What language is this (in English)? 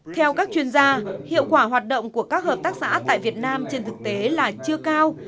Vietnamese